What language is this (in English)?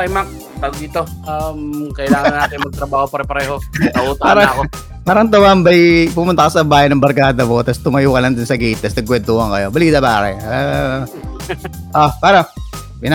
Filipino